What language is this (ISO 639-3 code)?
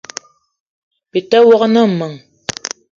eto